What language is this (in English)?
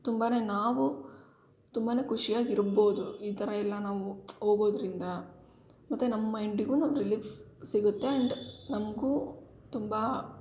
Kannada